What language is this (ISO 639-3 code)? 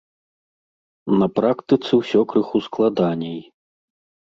bel